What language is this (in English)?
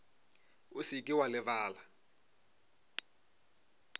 Northern Sotho